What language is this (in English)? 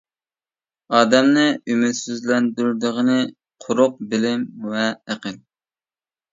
Uyghur